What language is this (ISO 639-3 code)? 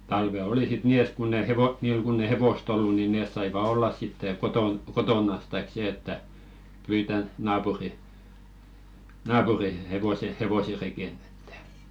fin